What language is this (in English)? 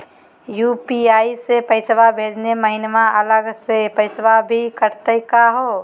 Magahi